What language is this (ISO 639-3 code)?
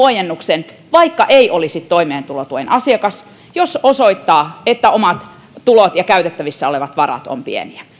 fin